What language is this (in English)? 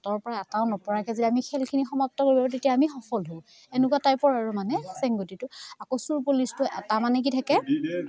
Assamese